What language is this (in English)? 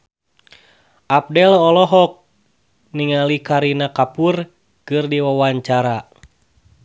Sundanese